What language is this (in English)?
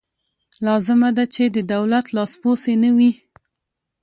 Pashto